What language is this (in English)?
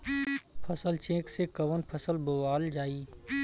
Bhojpuri